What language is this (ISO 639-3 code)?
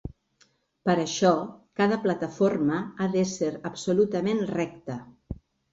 cat